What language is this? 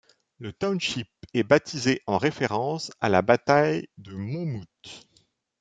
French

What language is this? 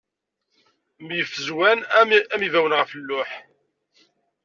Kabyle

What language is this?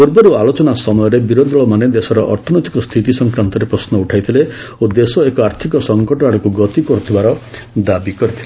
Odia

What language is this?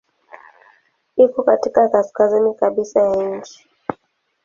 Swahili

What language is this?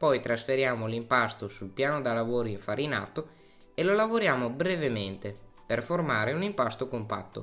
Italian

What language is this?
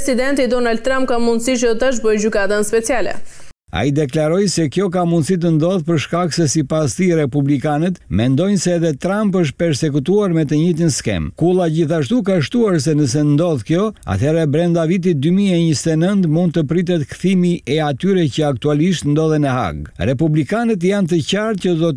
Romanian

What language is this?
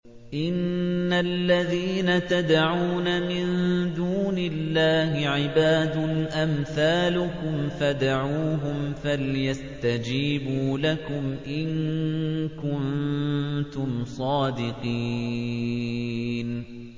Arabic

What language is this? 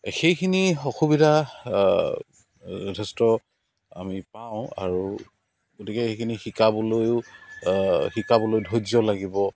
Assamese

